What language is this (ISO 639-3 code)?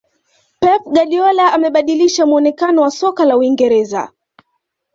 swa